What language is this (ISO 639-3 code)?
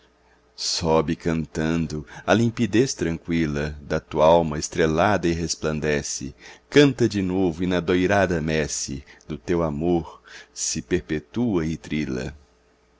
por